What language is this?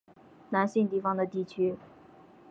Chinese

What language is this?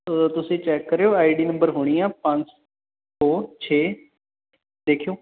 Punjabi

